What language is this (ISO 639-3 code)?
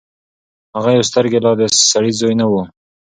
pus